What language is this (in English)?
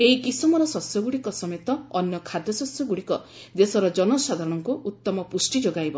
Odia